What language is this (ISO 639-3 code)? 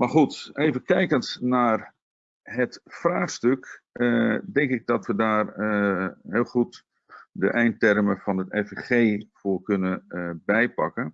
nld